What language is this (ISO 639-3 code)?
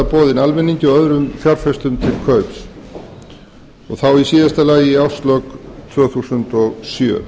isl